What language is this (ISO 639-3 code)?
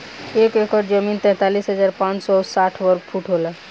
bho